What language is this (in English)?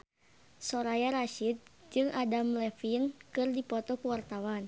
Sundanese